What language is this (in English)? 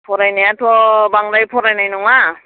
Bodo